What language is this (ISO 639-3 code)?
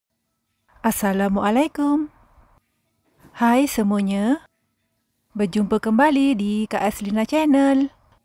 msa